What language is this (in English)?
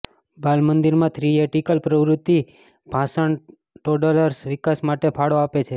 Gujarati